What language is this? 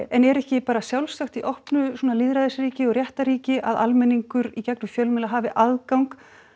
Icelandic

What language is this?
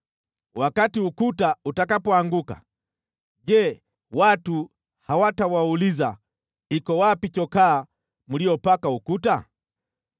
Swahili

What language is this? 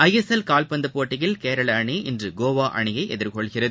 Tamil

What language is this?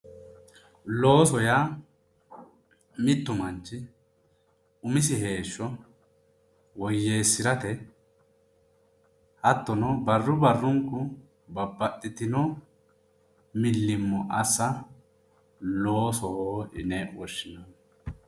Sidamo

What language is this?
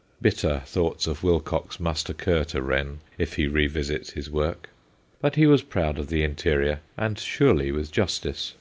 English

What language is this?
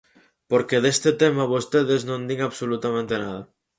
Galician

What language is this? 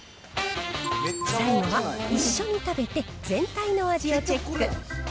Japanese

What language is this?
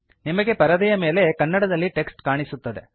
Kannada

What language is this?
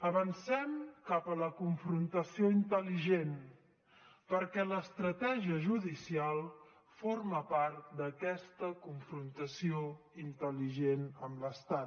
Catalan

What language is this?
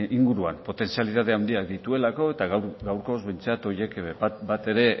Basque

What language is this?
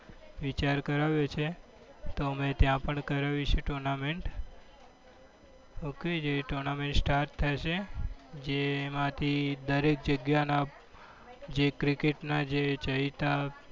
Gujarati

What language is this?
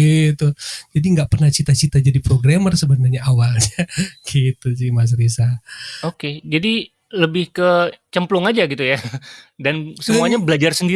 Indonesian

